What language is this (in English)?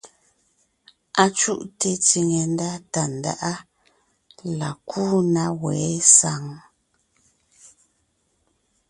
Ngiemboon